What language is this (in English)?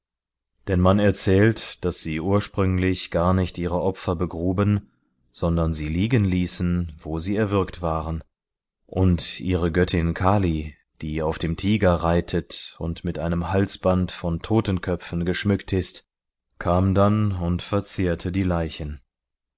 German